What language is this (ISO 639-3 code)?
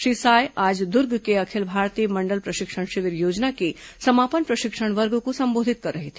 hin